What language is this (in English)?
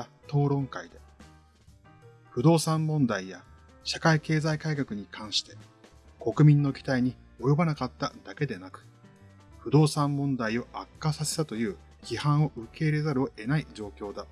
Japanese